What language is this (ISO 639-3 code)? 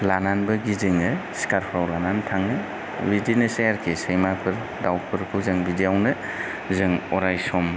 brx